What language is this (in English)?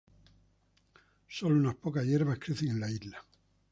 Spanish